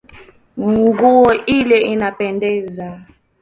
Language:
Swahili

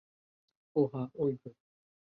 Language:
Bangla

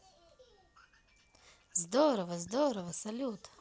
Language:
Russian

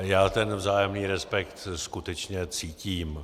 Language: Czech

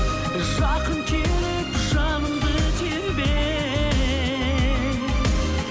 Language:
Kazakh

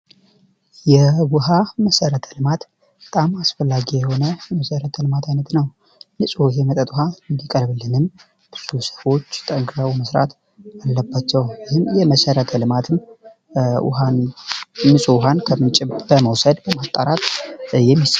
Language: Amharic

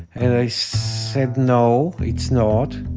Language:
English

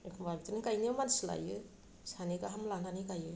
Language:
Bodo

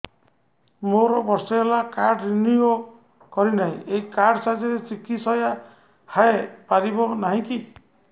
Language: Odia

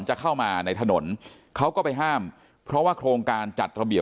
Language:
Thai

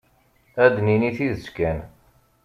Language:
Kabyle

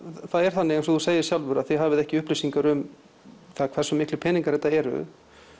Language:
Icelandic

